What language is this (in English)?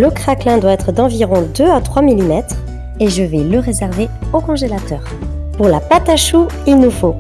French